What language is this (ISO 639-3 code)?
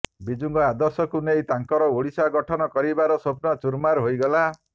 ori